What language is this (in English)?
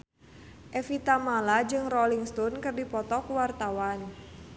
Sundanese